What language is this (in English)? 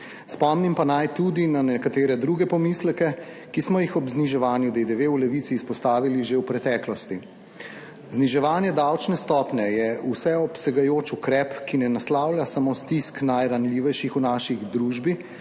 Slovenian